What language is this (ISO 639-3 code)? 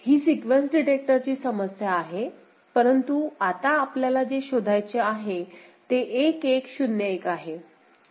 mar